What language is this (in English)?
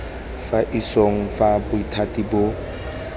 Tswana